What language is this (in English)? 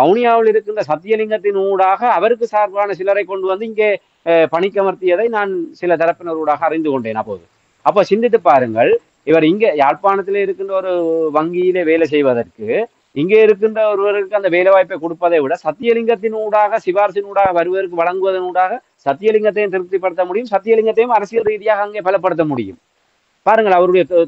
Tamil